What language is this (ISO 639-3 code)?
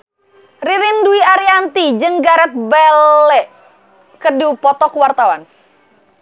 sun